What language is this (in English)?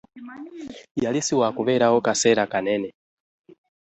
Ganda